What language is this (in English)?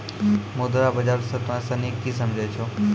Maithili